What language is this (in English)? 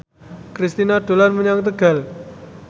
Javanese